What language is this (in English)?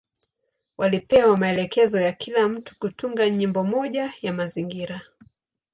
Swahili